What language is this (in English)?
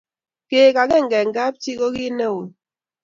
Kalenjin